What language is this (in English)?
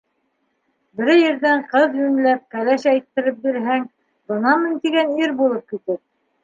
Bashkir